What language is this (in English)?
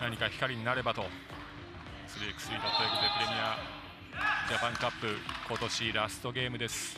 Japanese